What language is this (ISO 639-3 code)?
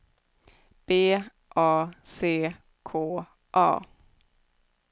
swe